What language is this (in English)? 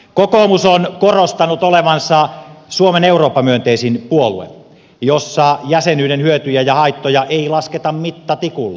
Finnish